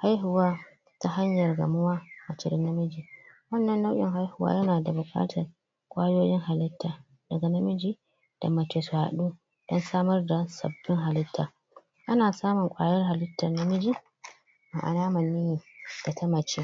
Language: Hausa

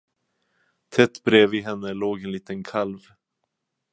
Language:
Swedish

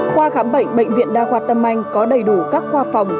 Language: Vietnamese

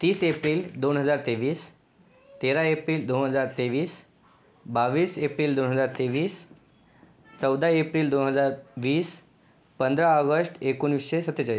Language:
Marathi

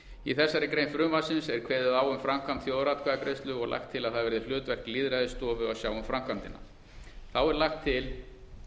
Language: Icelandic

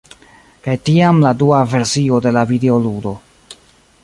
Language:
Esperanto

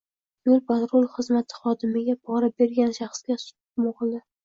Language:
Uzbek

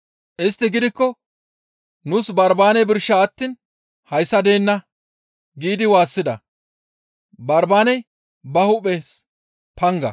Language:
Gamo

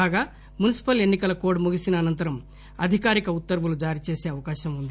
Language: Telugu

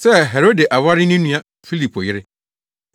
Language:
Akan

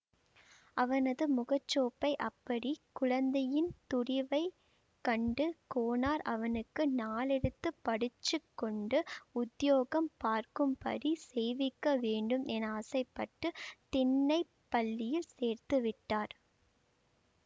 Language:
Tamil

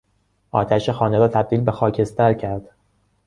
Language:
Persian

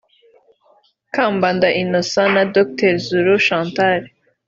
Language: Kinyarwanda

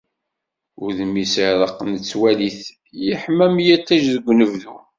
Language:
Kabyle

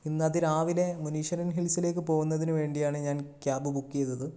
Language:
Malayalam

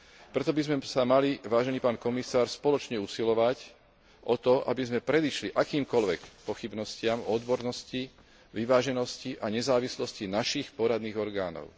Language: Slovak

